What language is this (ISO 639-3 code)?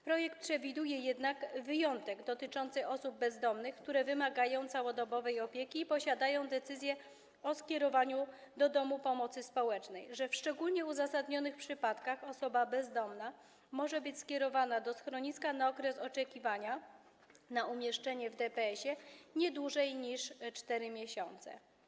pol